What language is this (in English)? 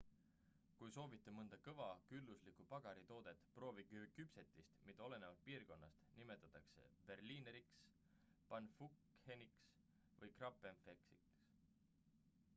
Estonian